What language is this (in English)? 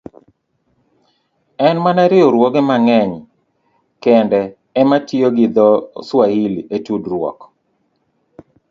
Luo (Kenya and Tanzania)